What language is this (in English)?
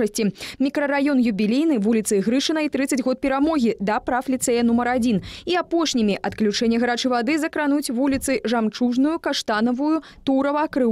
Russian